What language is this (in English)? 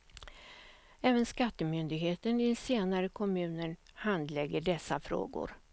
Swedish